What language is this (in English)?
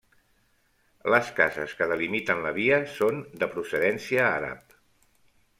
Catalan